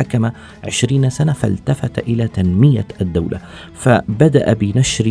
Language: Arabic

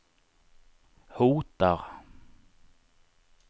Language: Swedish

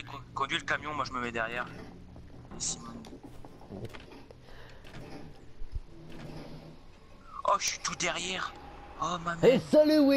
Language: French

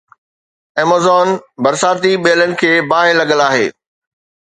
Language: Sindhi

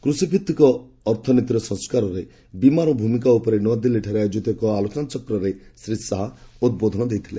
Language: Odia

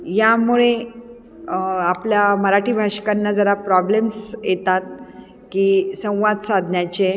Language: Marathi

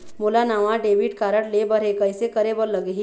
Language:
Chhattisgarhi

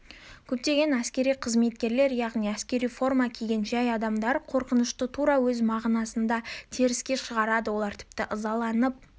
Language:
Kazakh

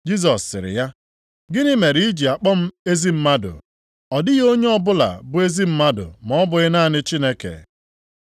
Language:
Igbo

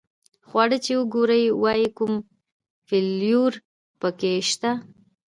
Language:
Pashto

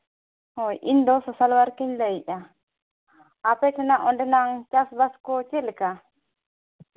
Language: Santali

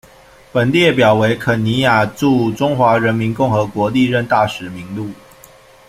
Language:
Chinese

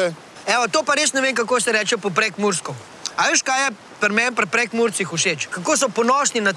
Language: Slovenian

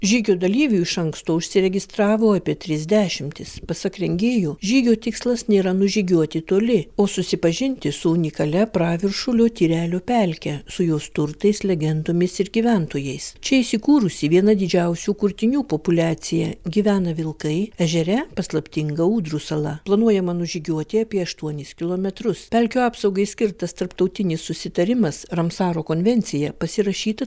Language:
Lithuanian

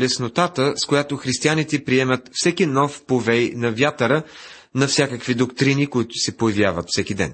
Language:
Bulgarian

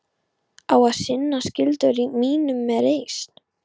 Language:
Icelandic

